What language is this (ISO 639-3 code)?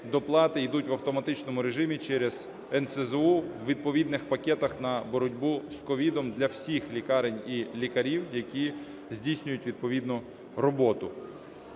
ukr